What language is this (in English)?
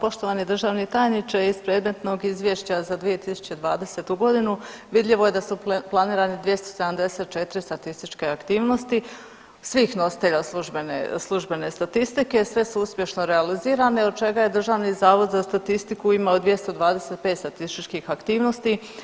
Croatian